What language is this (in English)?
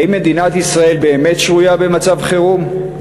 Hebrew